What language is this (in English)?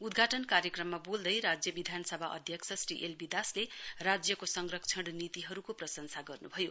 Nepali